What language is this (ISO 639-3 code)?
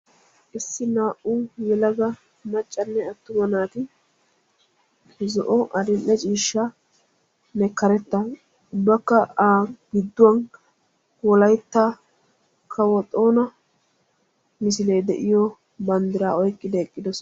wal